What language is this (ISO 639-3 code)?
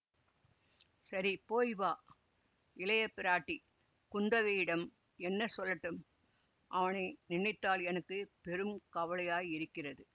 tam